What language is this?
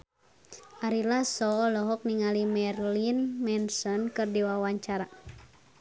Sundanese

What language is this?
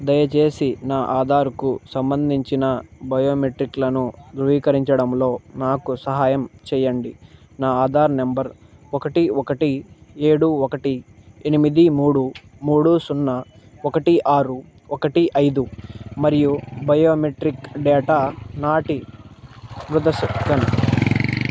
Telugu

